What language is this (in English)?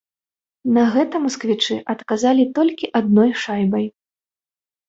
Belarusian